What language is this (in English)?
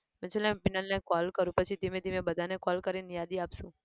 Gujarati